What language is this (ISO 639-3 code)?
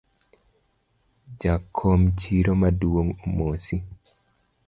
luo